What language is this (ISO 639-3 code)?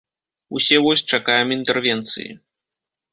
bel